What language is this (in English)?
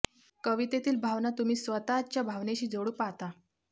Marathi